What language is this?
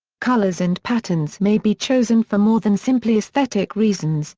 English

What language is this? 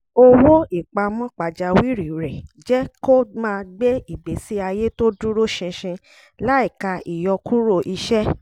Yoruba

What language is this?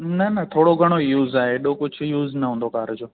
Sindhi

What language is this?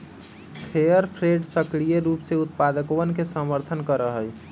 Magahi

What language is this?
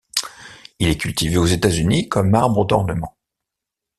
French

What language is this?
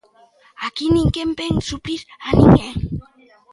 Galician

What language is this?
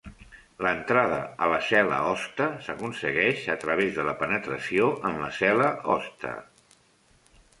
Catalan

